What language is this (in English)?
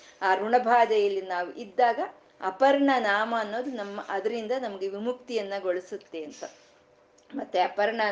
Kannada